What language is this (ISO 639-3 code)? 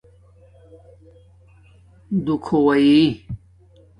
dmk